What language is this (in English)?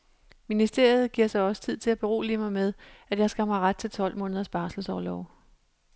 Danish